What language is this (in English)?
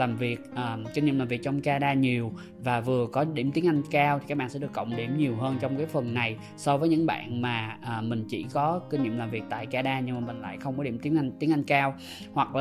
Vietnamese